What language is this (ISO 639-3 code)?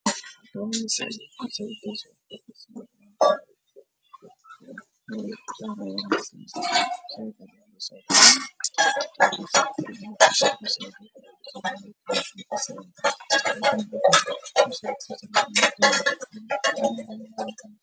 som